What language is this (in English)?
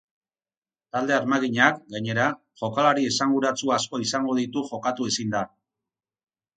Basque